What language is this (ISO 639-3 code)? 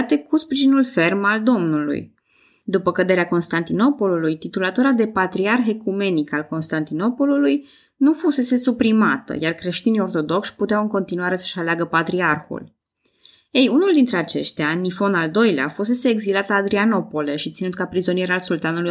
ron